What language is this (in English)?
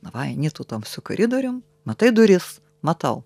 Lithuanian